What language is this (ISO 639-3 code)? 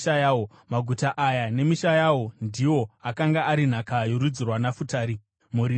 sna